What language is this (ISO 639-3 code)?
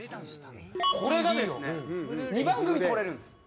jpn